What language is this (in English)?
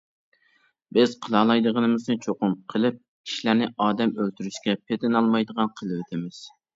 Uyghur